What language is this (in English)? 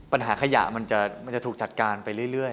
Thai